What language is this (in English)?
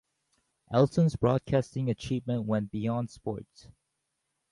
English